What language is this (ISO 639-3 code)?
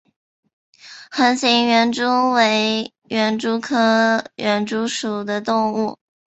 zho